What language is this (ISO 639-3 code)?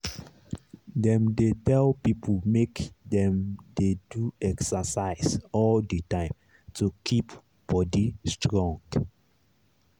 pcm